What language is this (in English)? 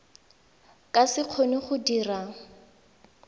Tswana